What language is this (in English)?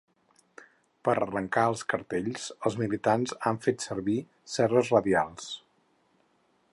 Catalan